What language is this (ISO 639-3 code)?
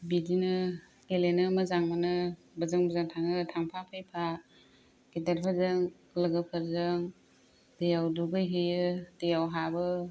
brx